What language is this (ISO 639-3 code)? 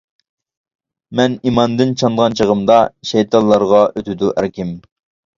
uig